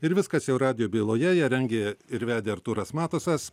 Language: Lithuanian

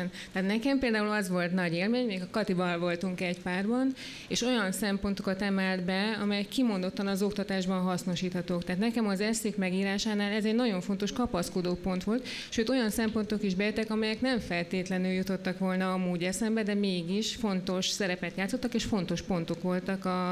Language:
Hungarian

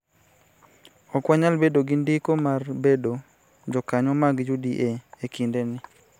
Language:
Luo (Kenya and Tanzania)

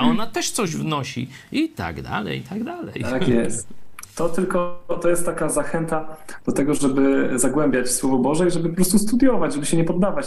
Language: Polish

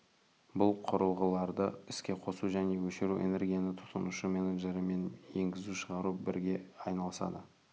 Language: Kazakh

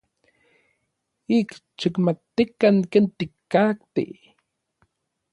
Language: Orizaba Nahuatl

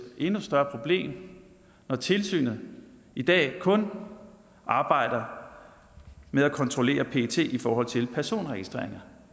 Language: Danish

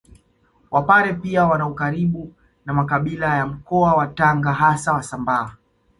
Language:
Swahili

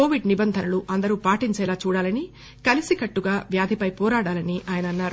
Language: Telugu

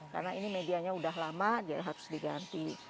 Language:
Indonesian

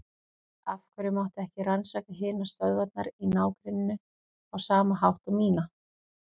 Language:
Icelandic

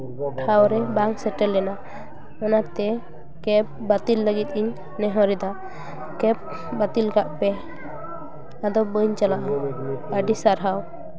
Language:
Santali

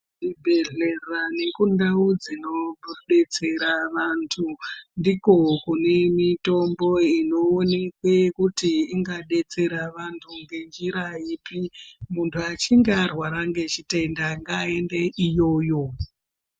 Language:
Ndau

